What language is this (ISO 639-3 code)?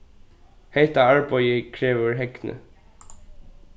fao